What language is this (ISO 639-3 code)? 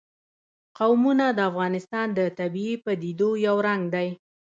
pus